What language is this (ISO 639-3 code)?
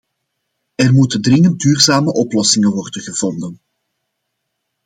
nld